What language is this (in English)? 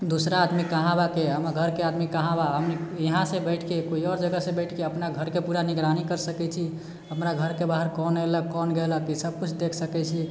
Maithili